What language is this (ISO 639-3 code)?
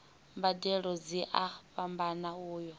ven